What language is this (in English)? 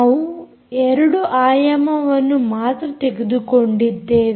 Kannada